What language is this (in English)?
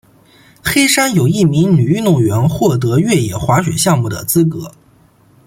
Chinese